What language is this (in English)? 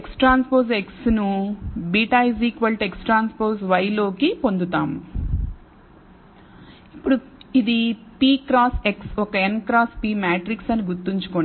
Telugu